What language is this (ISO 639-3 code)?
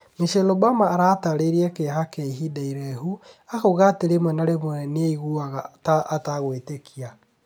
kik